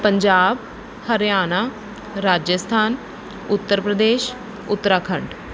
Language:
Punjabi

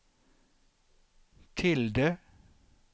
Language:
Swedish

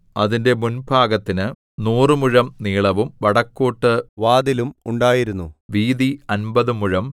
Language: Malayalam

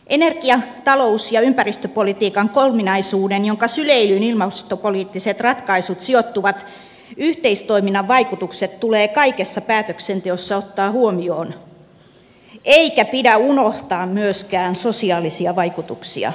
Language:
Finnish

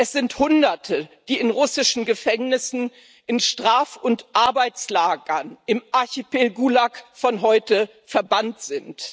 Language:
German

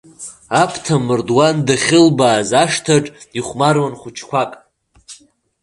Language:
Abkhazian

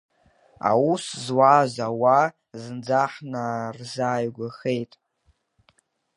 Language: Abkhazian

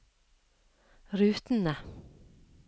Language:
Norwegian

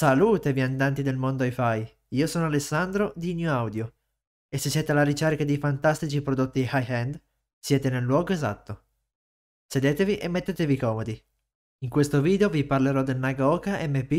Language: Italian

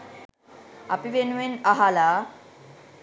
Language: Sinhala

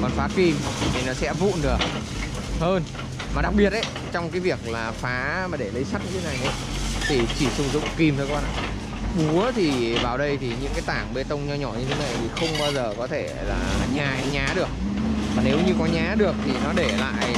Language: Vietnamese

